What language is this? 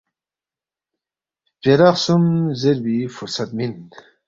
Balti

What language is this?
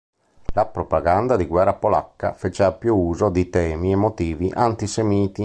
Italian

